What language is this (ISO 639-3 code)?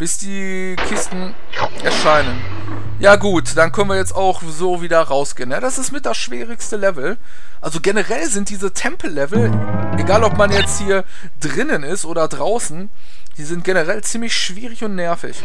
deu